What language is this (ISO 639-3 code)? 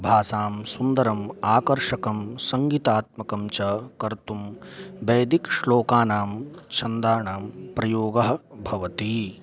san